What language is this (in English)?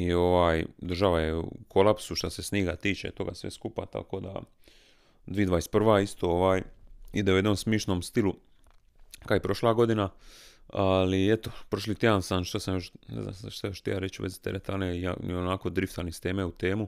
Croatian